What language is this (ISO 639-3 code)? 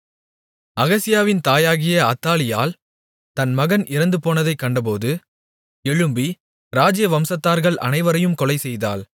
tam